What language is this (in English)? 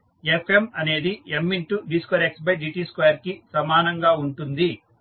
Telugu